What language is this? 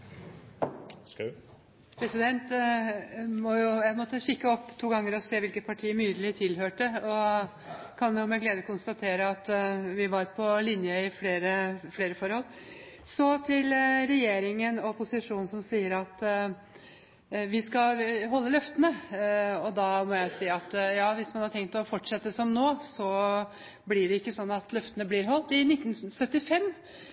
Norwegian Bokmål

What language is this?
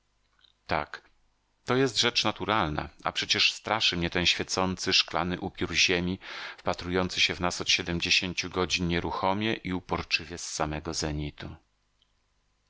Polish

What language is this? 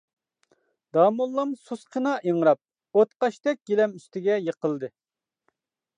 Uyghur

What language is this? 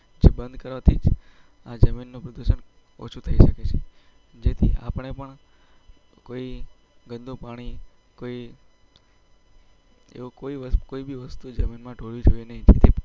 Gujarati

